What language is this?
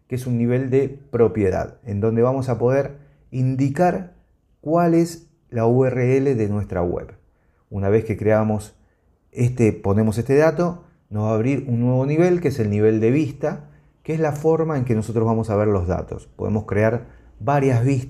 Spanish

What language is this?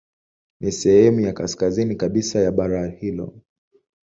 Swahili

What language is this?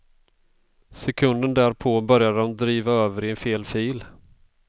Swedish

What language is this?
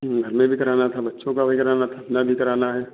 Hindi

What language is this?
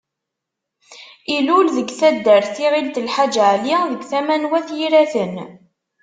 Kabyle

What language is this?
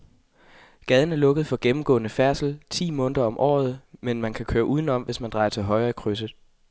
Danish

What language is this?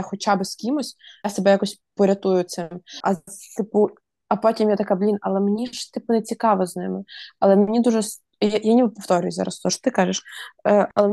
Ukrainian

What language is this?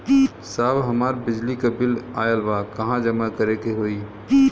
Bhojpuri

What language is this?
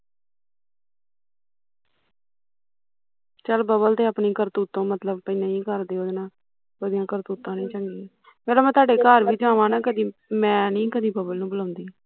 Punjabi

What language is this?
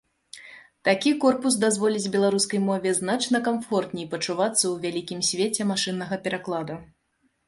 Belarusian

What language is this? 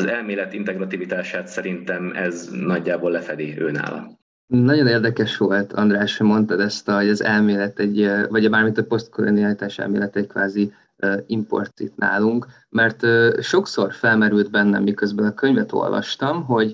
Hungarian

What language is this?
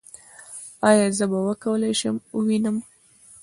Pashto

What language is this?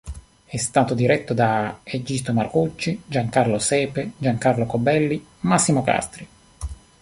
Italian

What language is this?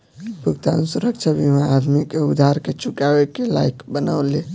Bhojpuri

